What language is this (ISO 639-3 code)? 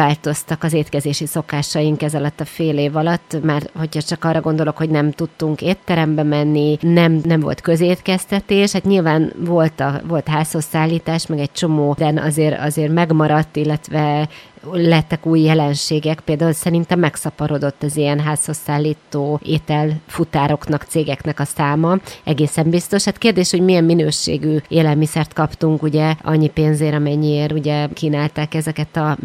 hun